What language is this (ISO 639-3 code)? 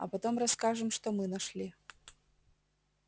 rus